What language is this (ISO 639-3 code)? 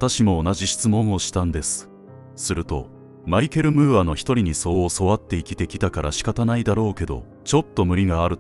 jpn